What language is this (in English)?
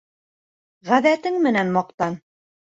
Bashkir